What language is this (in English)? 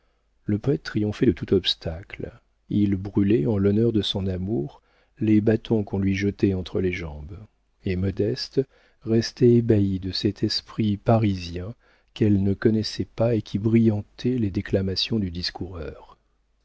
French